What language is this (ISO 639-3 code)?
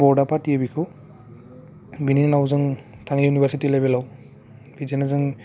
brx